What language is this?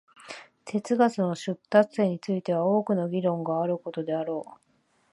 Japanese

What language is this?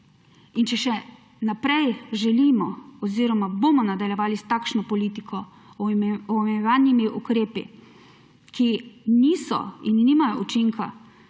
Slovenian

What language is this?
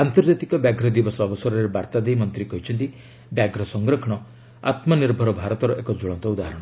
Odia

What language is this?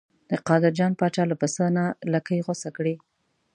Pashto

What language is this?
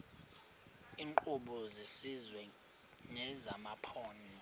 Xhosa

